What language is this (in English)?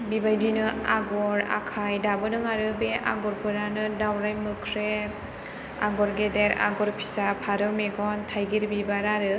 Bodo